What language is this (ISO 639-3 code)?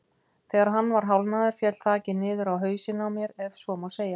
isl